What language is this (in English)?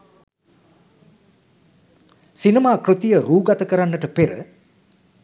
Sinhala